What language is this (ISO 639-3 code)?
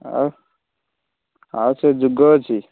ori